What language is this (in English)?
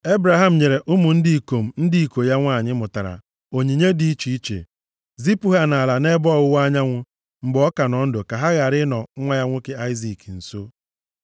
Igbo